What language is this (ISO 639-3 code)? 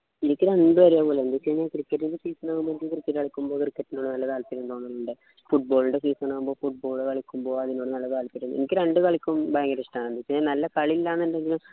mal